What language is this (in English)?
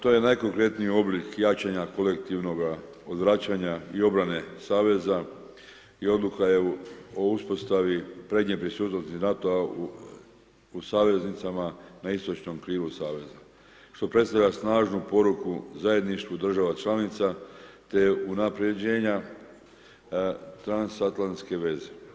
Croatian